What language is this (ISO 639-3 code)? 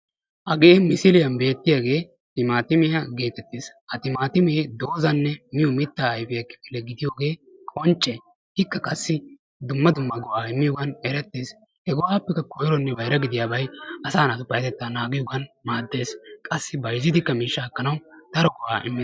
wal